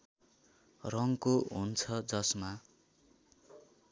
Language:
Nepali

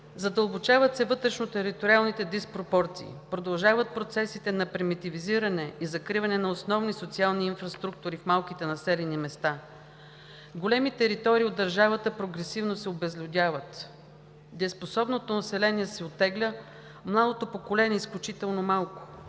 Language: Bulgarian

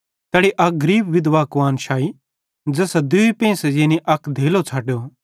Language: Bhadrawahi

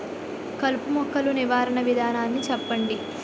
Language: Telugu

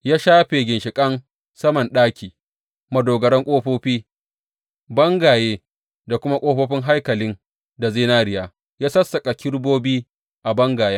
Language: Hausa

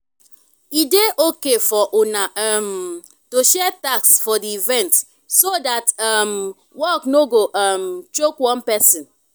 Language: Nigerian Pidgin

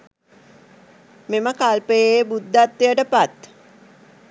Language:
Sinhala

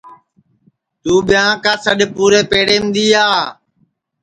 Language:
Sansi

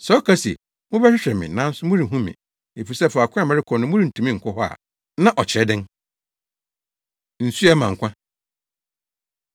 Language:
Akan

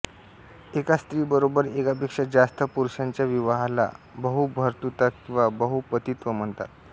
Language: Marathi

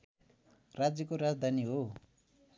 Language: Nepali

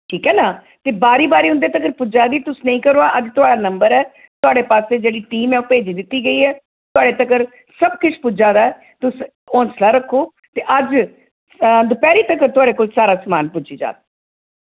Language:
Dogri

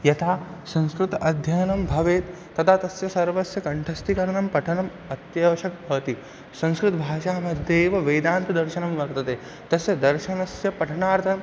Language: Sanskrit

